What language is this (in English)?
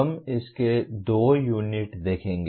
Hindi